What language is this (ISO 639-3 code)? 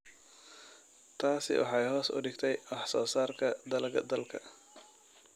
som